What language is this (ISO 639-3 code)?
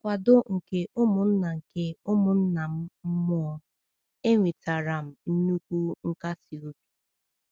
ibo